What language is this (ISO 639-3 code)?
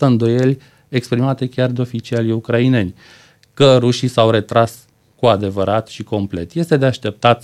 ron